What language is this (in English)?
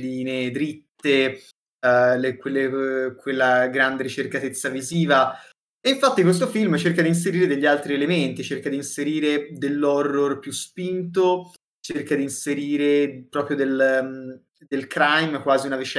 Italian